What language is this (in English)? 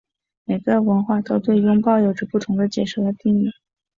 Chinese